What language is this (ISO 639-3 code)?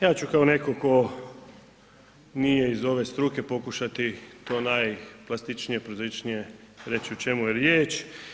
hrv